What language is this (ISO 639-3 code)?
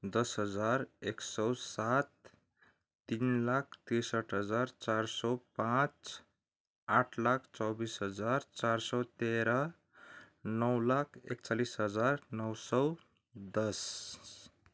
nep